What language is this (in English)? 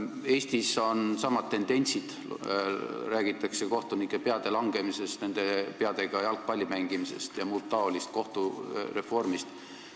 Estonian